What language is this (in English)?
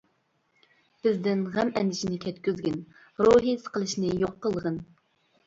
Uyghur